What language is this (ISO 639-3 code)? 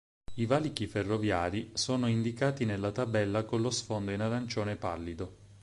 ita